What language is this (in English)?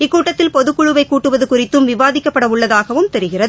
Tamil